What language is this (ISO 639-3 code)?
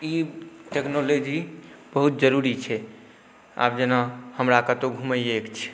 mai